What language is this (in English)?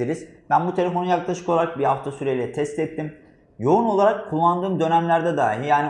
Turkish